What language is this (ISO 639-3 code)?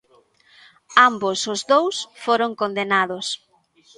glg